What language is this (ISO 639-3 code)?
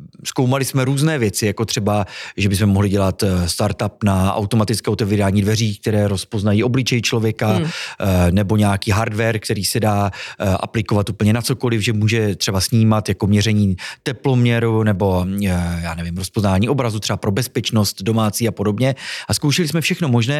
ces